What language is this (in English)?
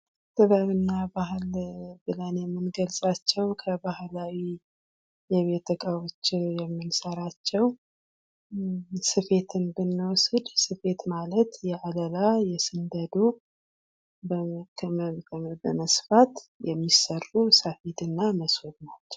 Amharic